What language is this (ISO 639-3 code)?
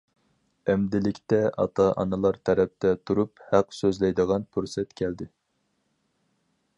uig